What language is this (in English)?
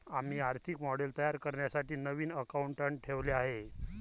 Marathi